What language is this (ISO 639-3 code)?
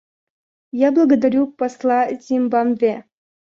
rus